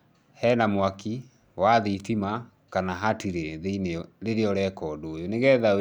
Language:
Kikuyu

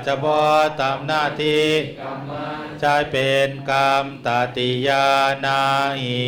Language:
Thai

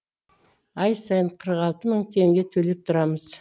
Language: Kazakh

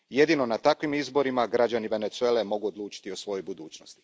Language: Croatian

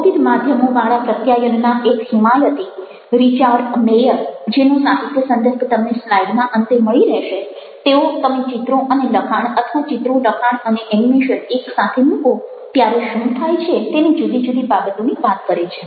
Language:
Gujarati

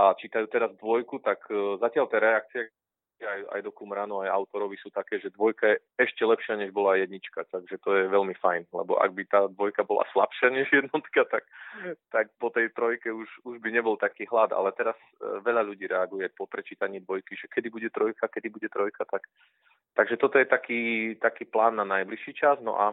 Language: Slovak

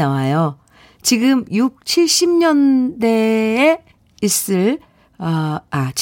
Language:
Korean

